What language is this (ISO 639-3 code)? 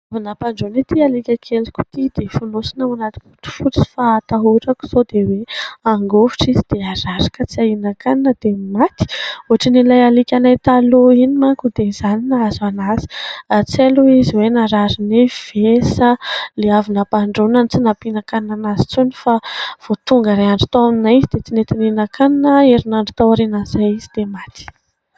mlg